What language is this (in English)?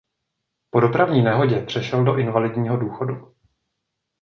Czech